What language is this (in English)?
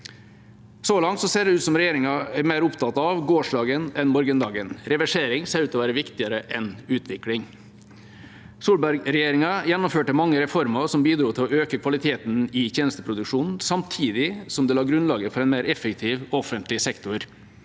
Norwegian